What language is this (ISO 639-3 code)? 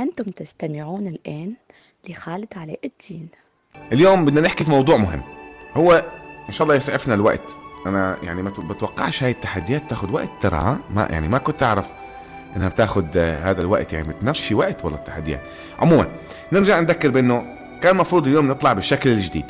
ara